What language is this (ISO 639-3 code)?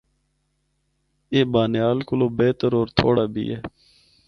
hno